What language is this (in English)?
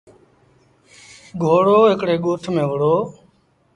Sindhi Bhil